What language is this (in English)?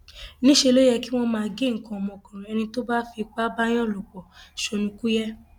Yoruba